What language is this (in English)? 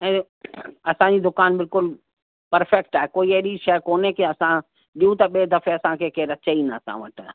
Sindhi